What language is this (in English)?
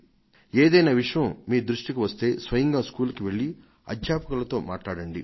Telugu